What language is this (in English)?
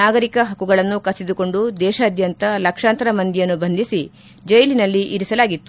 Kannada